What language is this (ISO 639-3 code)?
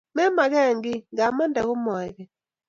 kln